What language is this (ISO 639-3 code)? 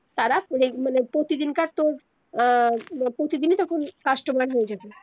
ben